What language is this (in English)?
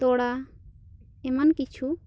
Santali